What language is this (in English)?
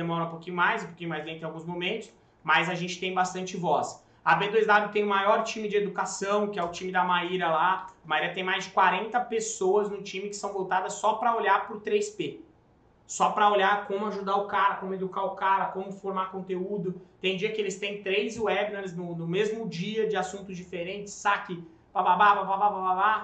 Portuguese